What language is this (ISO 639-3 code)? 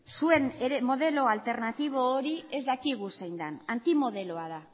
eus